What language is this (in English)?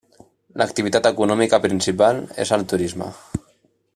Catalan